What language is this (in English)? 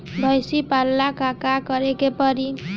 Bhojpuri